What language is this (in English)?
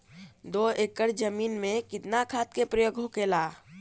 Bhojpuri